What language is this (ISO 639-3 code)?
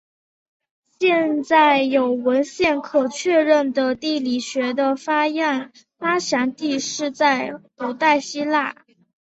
zho